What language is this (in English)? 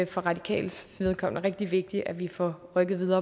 Danish